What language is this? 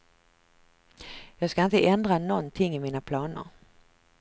Swedish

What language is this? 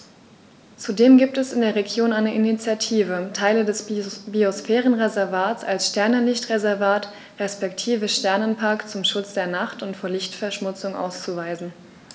German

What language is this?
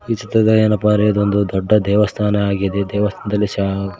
Kannada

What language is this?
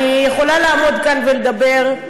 Hebrew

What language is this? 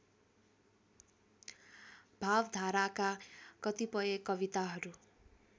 Nepali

